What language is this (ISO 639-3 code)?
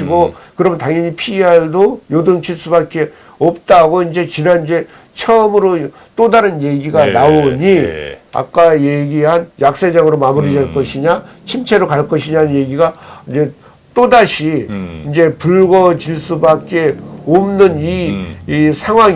kor